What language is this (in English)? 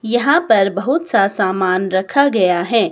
Hindi